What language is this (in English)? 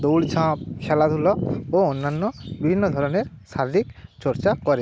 Bangla